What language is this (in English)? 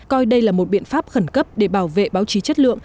Vietnamese